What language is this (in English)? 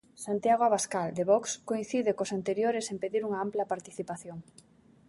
Galician